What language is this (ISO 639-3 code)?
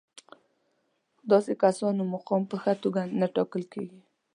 pus